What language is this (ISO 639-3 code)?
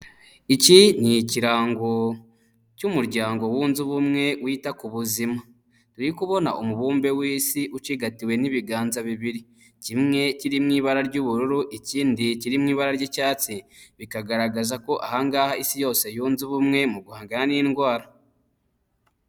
kin